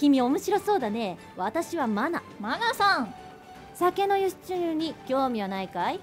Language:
Japanese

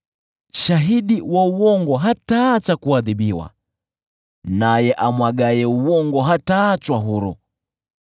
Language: Swahili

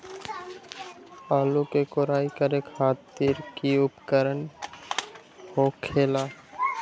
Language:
Magahi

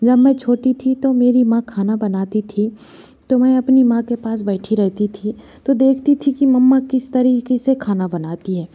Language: Hindi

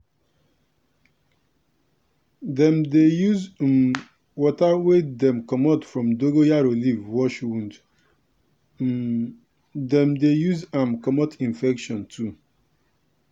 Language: Nigerian Pidgin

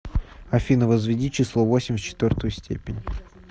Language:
Russian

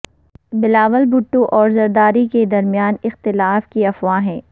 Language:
Urdu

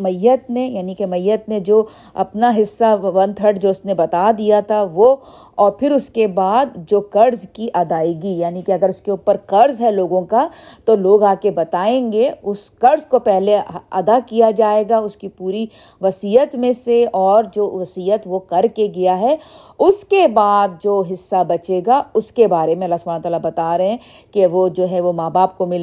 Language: Urdu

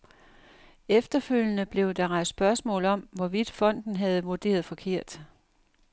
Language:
Danish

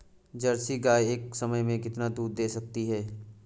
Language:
Hindi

